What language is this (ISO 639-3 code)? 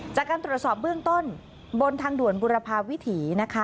tha